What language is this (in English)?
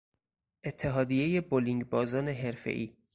Persian